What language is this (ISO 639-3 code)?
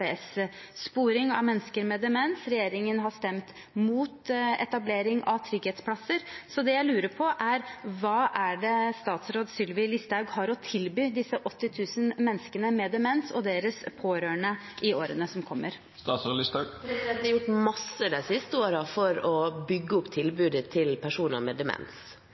nob